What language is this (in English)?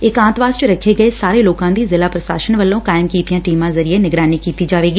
Punjabi